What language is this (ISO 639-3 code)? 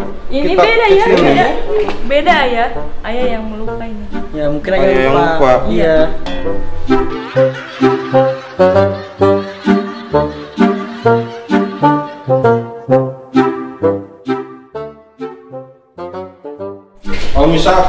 ind